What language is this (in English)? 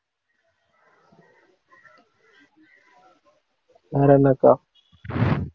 Tamil